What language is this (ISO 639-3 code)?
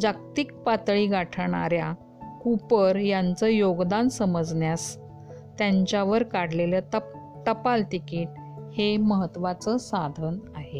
mar